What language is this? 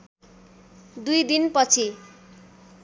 Nepali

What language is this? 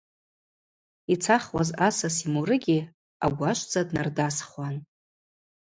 Abaza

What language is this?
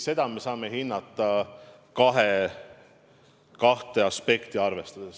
Estonian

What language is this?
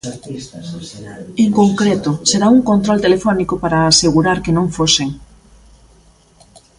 Galician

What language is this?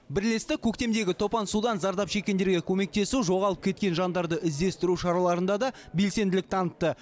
Kazakh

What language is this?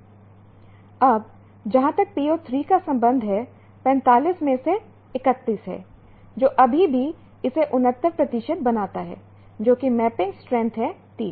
Hindi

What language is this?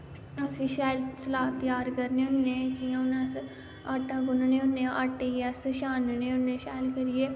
Dogri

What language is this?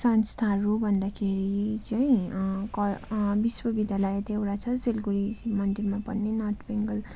Nepali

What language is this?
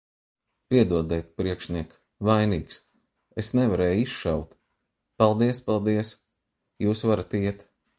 Latvian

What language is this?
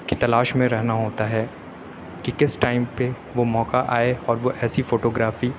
Urdu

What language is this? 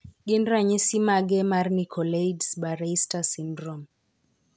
Luo (Kenya and Tanzania)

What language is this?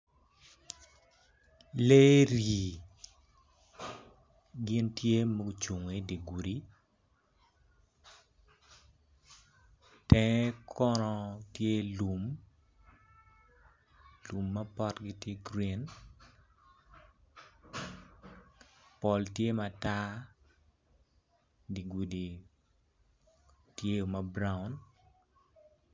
Acoli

